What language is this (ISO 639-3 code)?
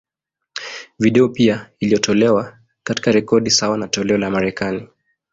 swa